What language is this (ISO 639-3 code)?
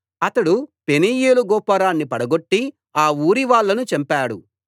tel